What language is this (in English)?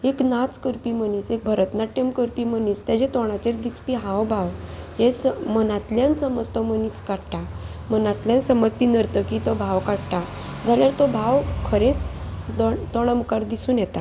Konkani